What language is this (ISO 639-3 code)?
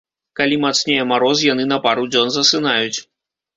bel